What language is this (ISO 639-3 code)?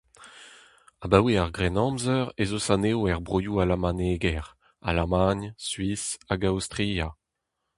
bre